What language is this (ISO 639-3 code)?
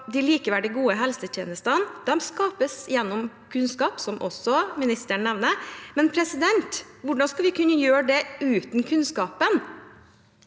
nor